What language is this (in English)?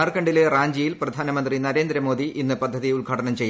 Malayalam